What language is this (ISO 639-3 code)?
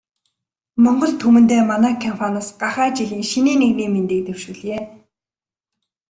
mon